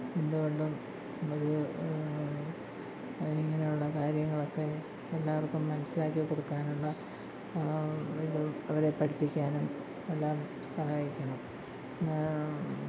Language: Malayalam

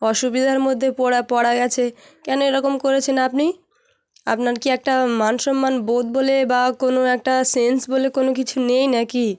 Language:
Bangla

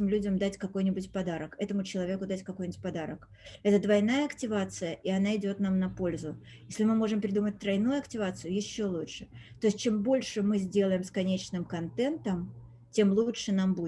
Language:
Russian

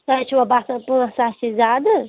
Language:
Kashmiri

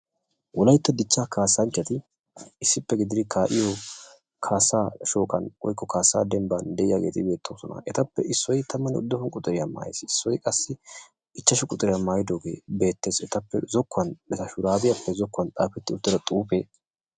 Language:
Wolaytta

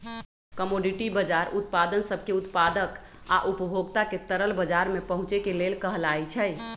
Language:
Magahi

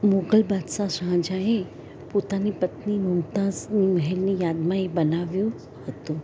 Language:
Gujarati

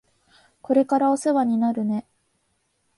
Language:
Japanese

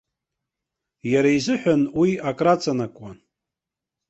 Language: Abkhazian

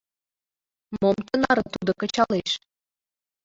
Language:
Mari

